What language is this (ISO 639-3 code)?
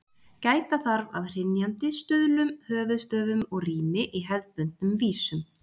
isl